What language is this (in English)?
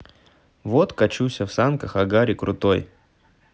Russian